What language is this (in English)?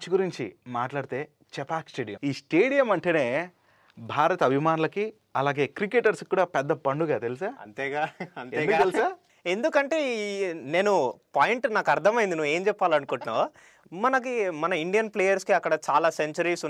Telugu